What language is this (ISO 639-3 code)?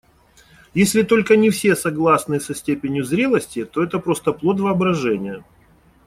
rus